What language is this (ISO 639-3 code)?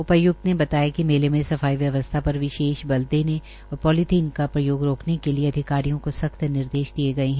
hin